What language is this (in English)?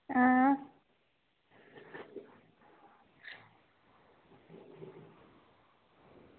Dogri